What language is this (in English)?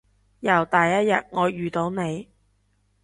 Cantonese